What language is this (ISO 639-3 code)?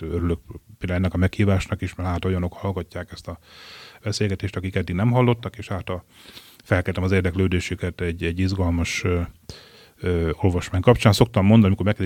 hun